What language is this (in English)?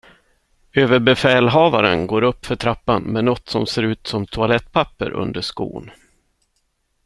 Swedish